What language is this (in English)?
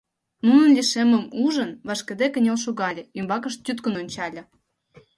Mari